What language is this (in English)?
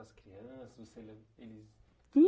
Portuguese